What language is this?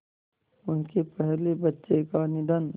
Hindi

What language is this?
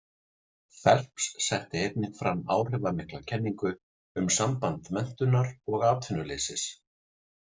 Icelandic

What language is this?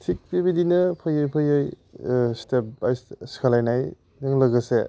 Bodo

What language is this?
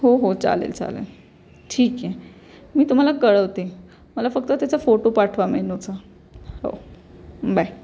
Marathi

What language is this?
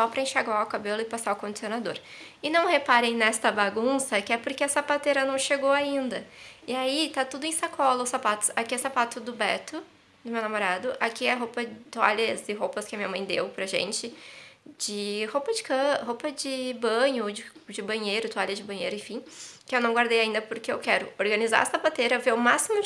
Portuguese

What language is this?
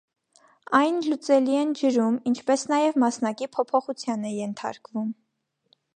Armenian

